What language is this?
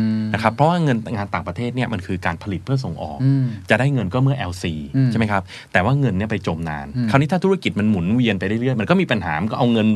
Thai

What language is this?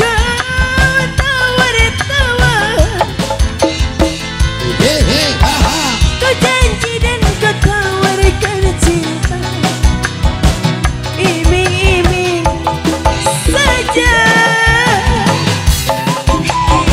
Indonesian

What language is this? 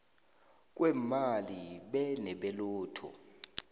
South Ndebele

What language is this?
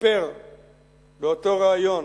Hebrew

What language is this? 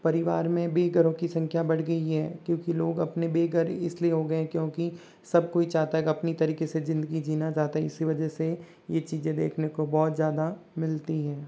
Hindi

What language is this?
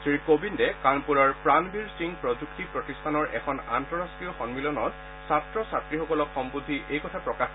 Assamese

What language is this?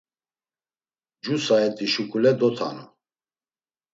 Laz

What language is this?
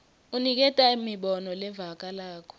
Swati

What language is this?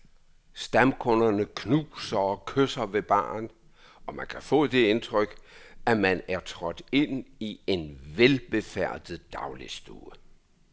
Danish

